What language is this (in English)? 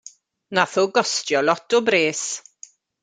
Welsh